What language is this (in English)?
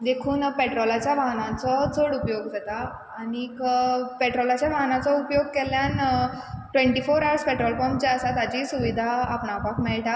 Konkani